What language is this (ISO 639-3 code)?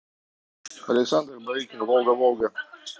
rus